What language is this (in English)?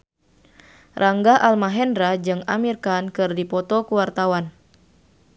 Sundanese